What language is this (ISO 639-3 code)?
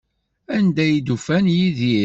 kab